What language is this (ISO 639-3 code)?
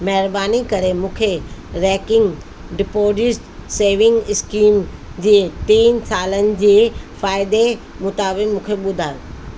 snd